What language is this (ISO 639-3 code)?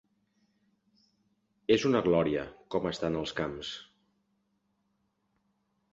cat